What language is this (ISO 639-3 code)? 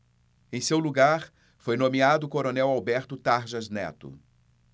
por